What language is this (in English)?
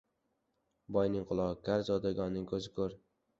Uzbek